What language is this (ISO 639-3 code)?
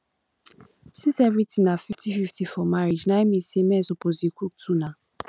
pcm